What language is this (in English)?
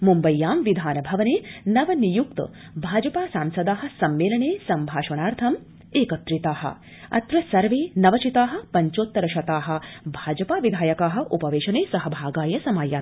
Sanskrit